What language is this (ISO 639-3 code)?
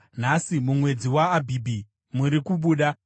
sna